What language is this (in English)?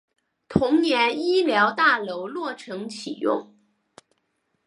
Chinese